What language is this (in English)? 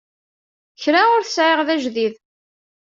Kabyle